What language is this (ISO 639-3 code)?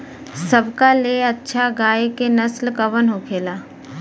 bho